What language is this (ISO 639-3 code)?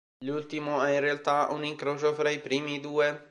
ita